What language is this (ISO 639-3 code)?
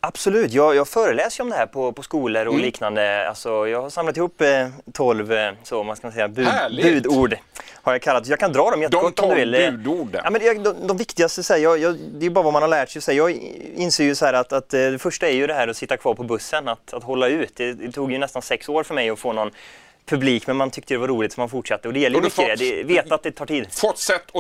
swe